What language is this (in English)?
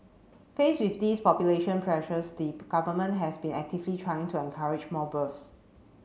English